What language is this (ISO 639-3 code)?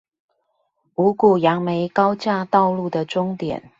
zho